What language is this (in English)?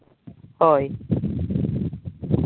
Santali